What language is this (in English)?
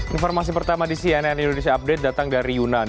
Indonesian